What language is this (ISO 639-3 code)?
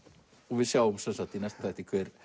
isl